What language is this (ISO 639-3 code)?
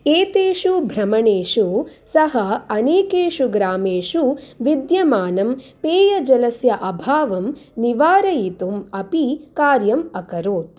san